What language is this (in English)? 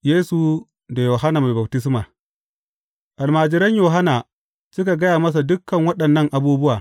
Hausa